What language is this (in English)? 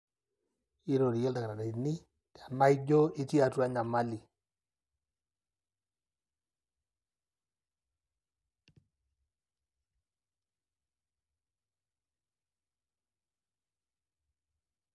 Masai